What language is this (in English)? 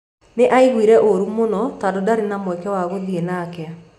Kikuyu